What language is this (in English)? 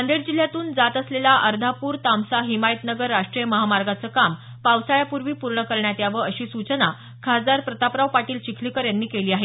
Marathi